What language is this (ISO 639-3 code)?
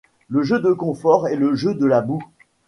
fra